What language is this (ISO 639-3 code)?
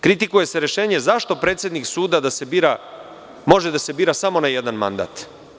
srp